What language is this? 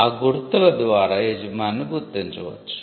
Telugu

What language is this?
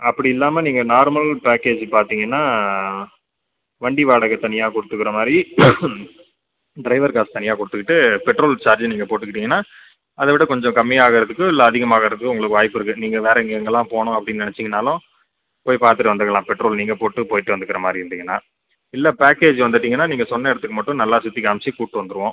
Tamil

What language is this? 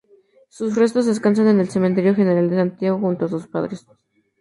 Spanish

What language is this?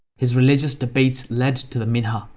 English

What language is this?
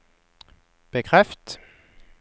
Norwegian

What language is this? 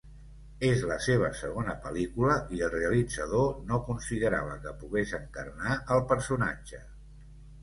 Catalan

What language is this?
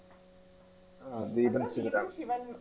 Malayalam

